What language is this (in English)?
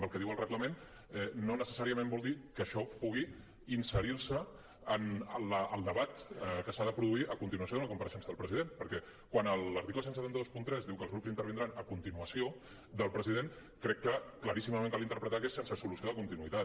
Catalan